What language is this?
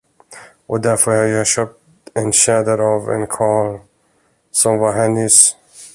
Swedish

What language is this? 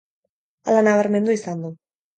Basque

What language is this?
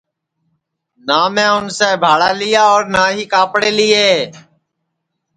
Sansi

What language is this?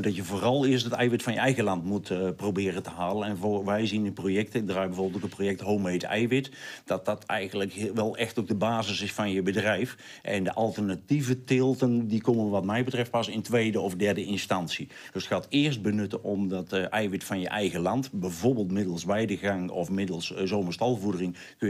Dutch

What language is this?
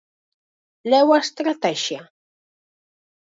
Galician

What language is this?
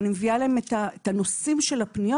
Hebrew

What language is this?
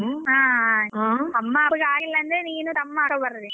Kannada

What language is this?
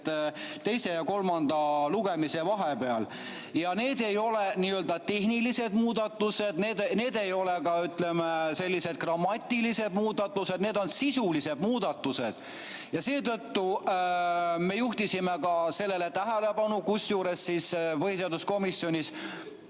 Estonian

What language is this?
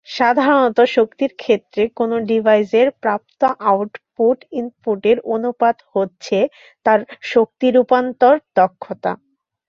Bangla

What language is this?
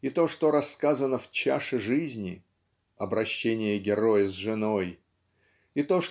Russian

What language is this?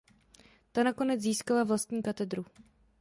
Czech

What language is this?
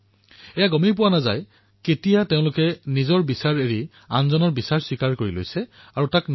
Assamese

